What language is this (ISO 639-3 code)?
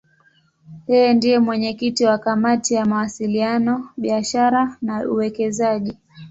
swa